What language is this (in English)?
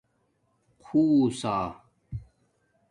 Domaaki